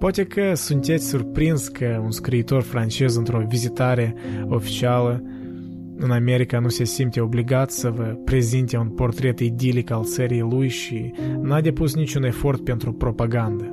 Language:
Romanian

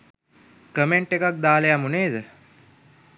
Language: Sinhala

